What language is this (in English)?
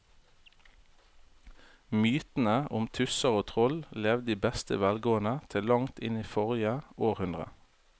Norwegian